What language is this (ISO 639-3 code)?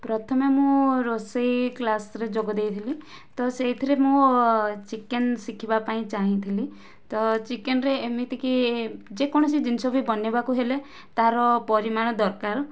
ori